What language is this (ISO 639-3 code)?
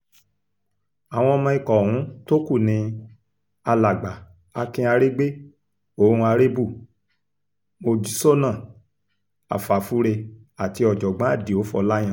yor